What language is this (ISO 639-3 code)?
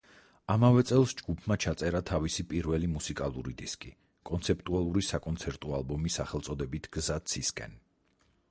kat